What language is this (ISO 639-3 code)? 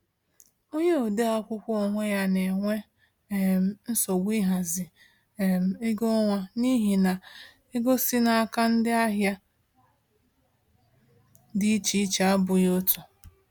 ibo